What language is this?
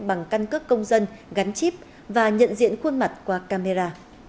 Vietnamese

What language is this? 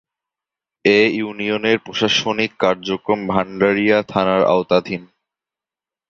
Bangla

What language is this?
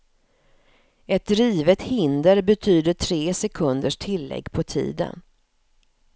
Swedish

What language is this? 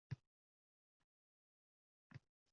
Uzbek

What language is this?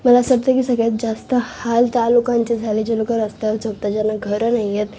Marathi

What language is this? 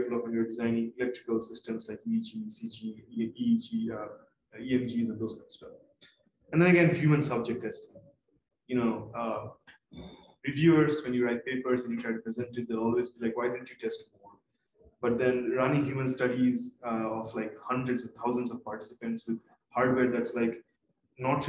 English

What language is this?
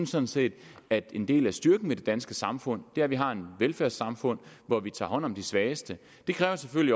Danish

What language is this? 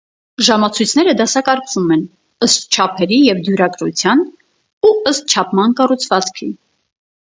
Armenian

